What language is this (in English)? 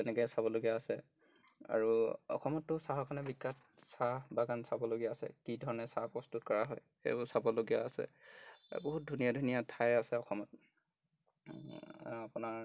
Assamese